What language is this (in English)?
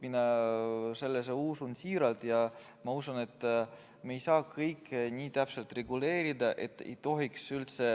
Estonian